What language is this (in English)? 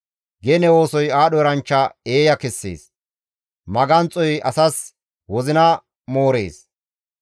Gamo